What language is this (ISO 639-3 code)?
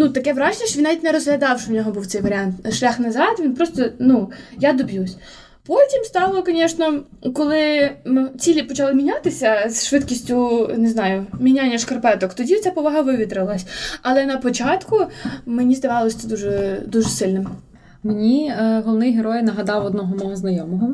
ukr